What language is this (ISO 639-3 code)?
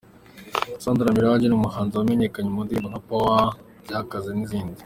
kin